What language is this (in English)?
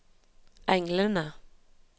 Norwegian